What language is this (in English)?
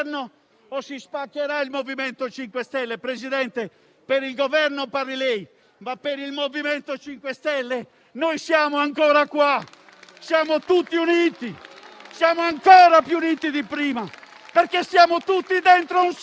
Italian